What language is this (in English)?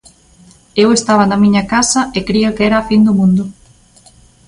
Galician